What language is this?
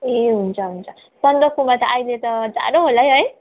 Nepali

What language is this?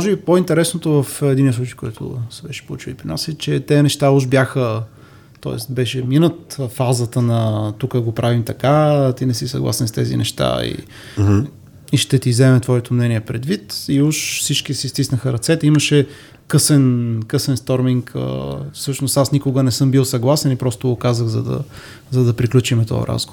Bulgarian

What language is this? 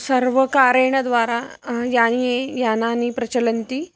Sanskrit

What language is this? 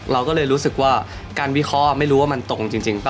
Thai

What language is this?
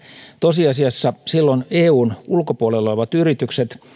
Finnish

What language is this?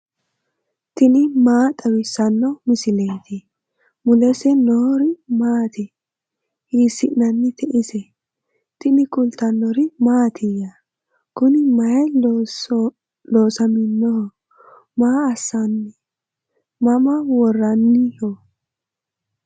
Sidamo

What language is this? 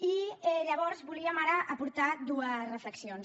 Catalan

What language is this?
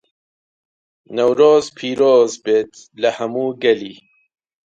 Central Kurdish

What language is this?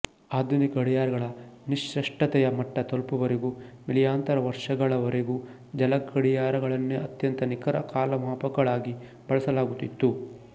Kannada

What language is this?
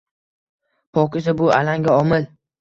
Uzbek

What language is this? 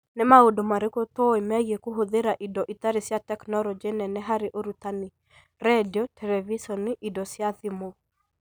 Kikuyu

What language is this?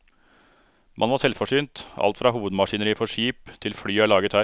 Norwegian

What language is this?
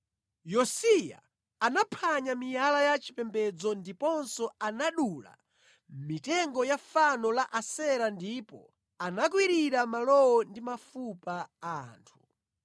Nyanja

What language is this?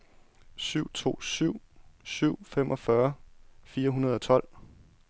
Danish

